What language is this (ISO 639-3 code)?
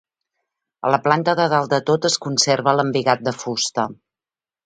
cat